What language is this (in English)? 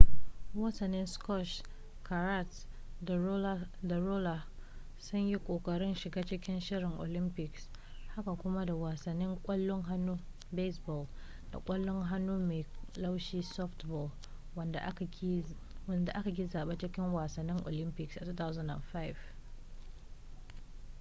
Hausa